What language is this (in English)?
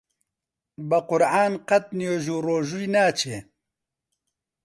Central Kurdish